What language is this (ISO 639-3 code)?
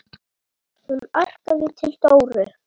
isl